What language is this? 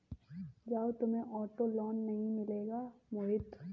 Hindi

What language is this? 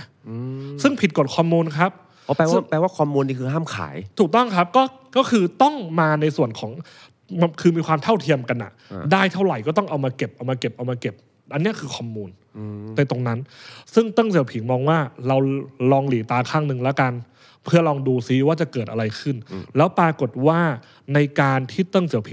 Thai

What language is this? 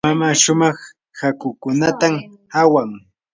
Yanahuanca Pasco Quechua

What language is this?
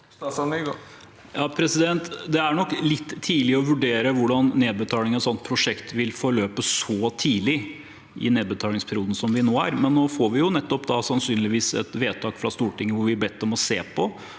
Norwegian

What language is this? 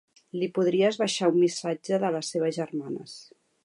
Catalan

